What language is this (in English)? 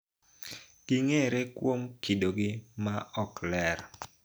Luo (Kenya and Tanzania)